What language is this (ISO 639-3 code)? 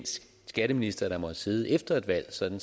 dan